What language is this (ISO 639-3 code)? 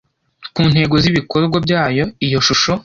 kin